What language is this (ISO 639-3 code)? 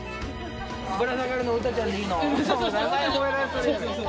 jpn